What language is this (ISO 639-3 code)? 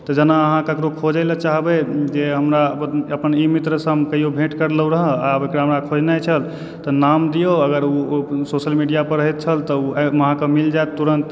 mai